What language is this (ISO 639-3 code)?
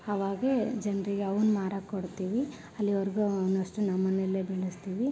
kan